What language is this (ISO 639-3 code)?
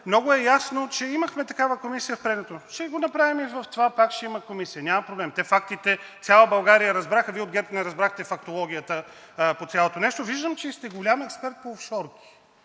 bul